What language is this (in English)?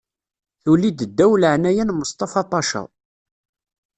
Kabyle